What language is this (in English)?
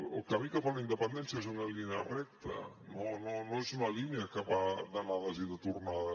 Catalan